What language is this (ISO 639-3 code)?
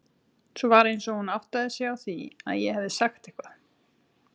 isl